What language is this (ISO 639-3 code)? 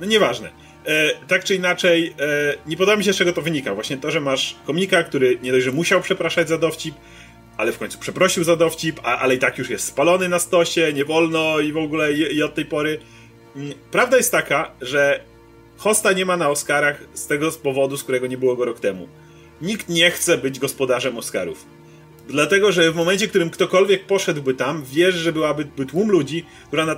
pol